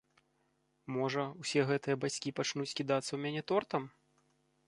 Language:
Belarusian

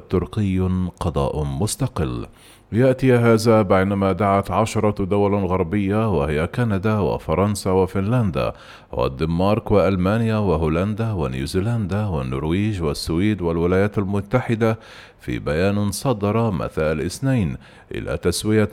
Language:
Arabic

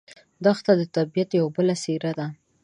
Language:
Pashto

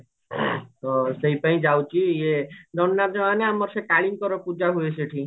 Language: Odia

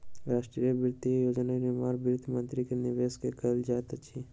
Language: Maithili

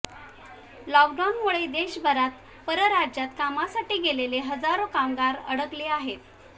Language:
Marathi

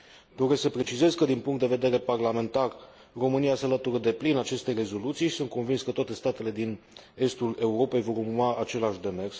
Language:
Romanian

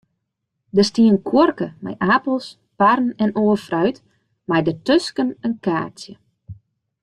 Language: Western Frisian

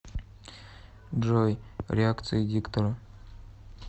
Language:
Russian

